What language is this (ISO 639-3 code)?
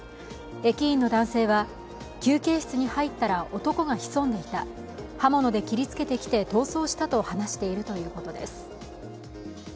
jpn